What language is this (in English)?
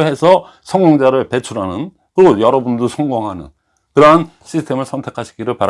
Korean